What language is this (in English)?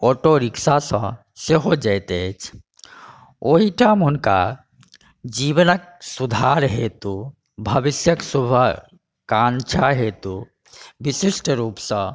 Maithili